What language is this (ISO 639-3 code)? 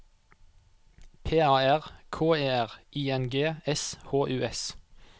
nor